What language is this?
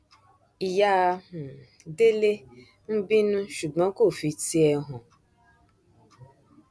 Yoruba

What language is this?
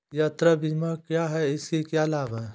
Hindi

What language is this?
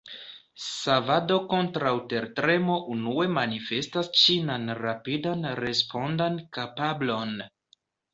Esperanto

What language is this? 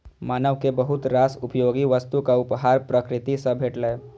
Maithili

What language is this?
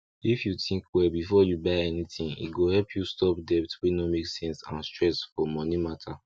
Nigerian Pidgin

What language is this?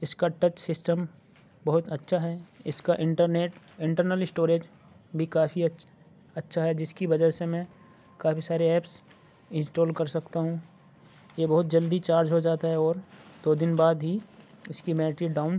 Urdu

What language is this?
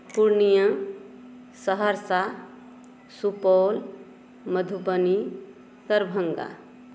Maithili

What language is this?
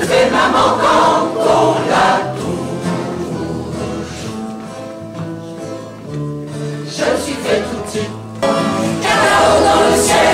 Romanian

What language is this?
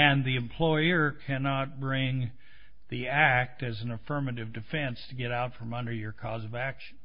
English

